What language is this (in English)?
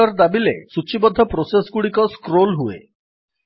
Odia